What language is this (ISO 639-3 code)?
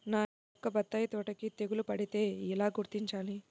tel